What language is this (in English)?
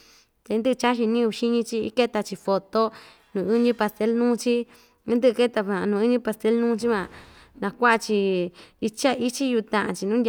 Ixtayutla Mixtec